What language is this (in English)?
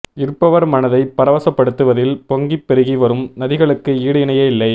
Tamil